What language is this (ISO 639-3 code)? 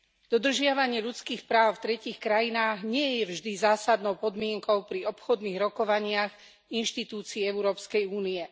slk